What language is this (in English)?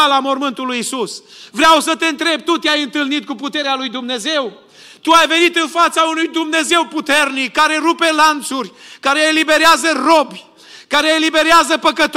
Romanian